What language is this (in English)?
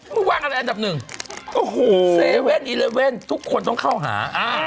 Thai